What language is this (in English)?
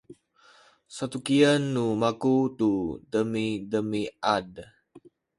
Sakizaya